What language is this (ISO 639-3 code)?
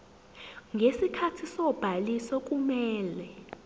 zul